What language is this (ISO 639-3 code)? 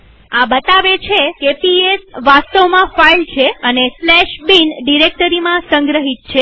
guj